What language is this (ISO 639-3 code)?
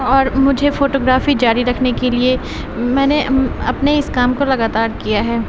urd